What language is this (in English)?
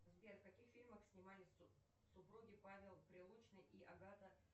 Russian